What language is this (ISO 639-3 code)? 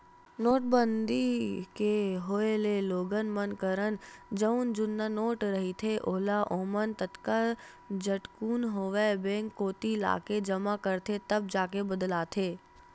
hne